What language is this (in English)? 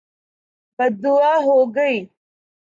Urdu